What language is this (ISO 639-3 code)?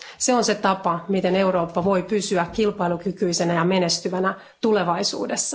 fin